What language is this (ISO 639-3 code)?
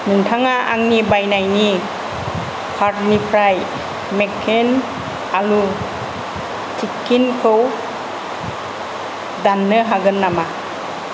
brx